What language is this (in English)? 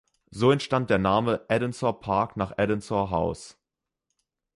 German